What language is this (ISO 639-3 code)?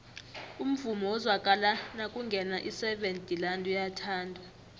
nbl